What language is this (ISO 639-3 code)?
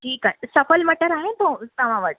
snd